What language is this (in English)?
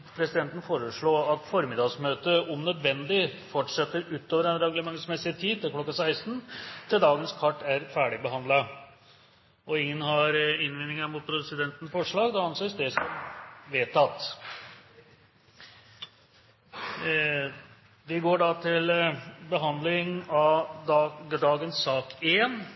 Norwegian Bokmål